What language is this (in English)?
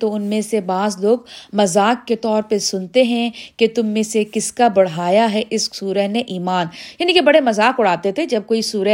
Urdu